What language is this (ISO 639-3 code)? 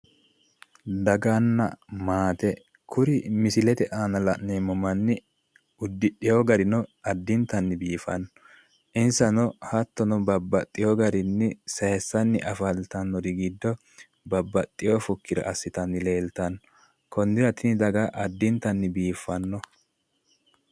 sid